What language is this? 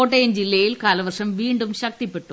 Malayalam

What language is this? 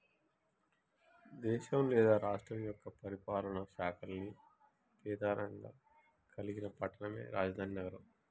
Telugu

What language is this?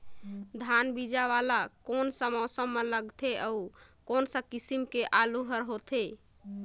Chhattisgarhi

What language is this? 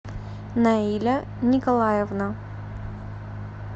Russian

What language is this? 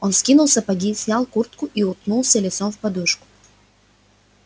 Russian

